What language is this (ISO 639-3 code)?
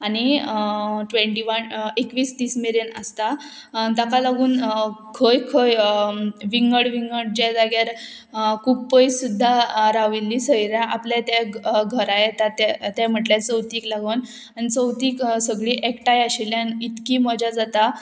kok